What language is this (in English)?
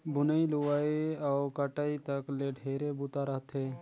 Chhattisgarhi